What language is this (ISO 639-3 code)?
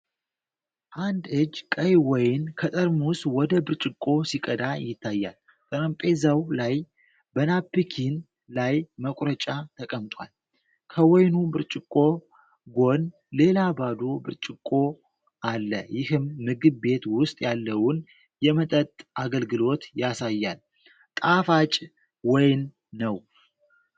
amh